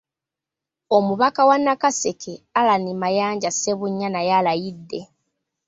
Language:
Ganda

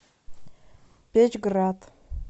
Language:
Russian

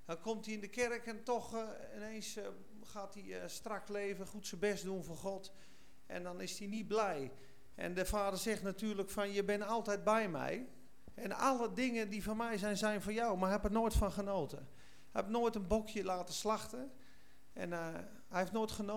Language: Dutch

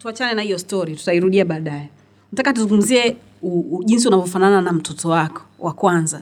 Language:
Swahili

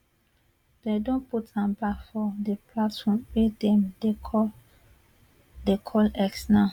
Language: Nigerian Pidgin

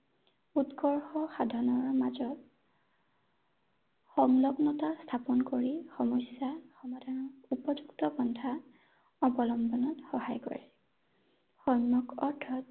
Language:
Assamese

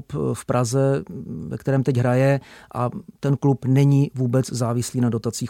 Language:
Czech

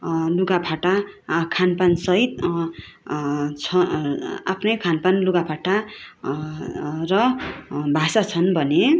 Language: Nepali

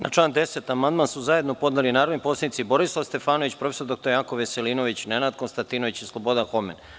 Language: Serbian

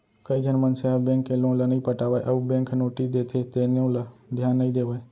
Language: Chhattisgarhi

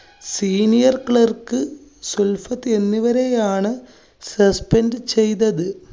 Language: Malayalam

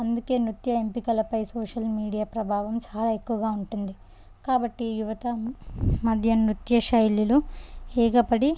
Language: Telugu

